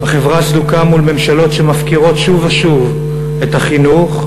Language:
Hebrew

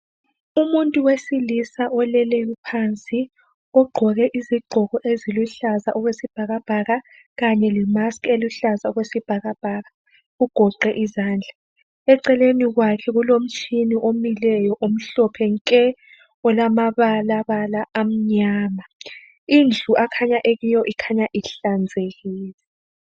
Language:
North Ndebele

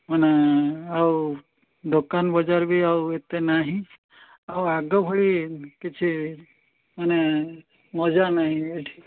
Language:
Odia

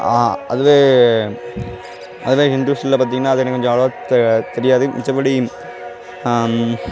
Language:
Tamil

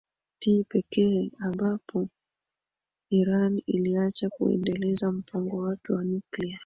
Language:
Swahili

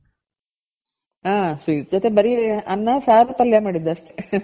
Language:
Kannada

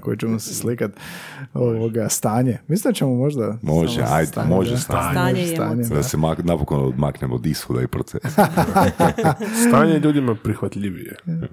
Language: Croatian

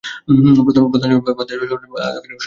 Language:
Bangla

